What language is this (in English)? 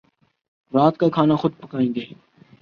Urdu